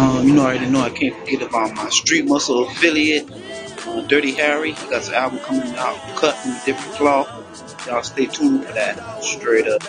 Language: English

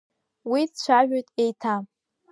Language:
Abkhazian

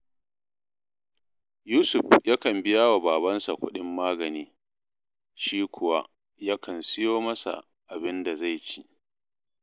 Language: Hausa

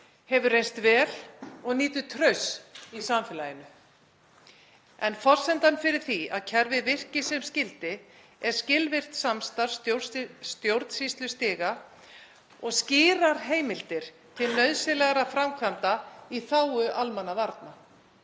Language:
Icelandic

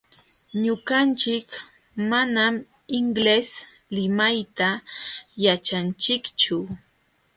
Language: Jauja Wanca Quechua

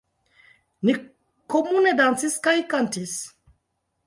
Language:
Esperanto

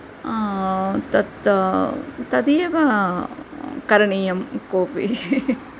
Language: Sanskrit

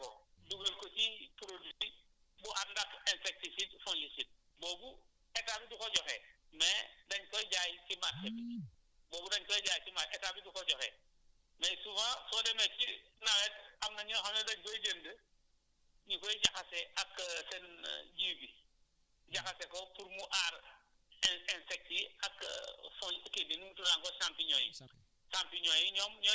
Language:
Wolof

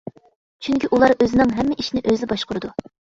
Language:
Uyghur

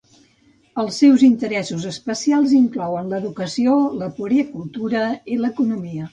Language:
Catalan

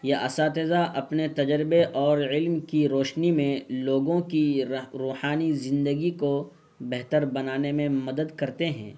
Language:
Urdu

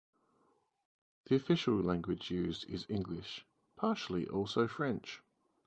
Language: English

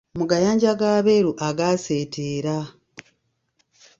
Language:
Ganda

